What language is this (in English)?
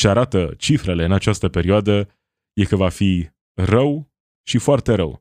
Romanian